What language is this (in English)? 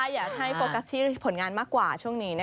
Thai